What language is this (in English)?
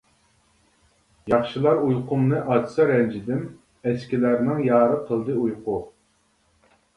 Uyghur